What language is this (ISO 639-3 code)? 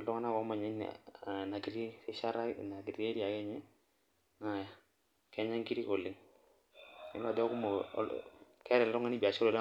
mas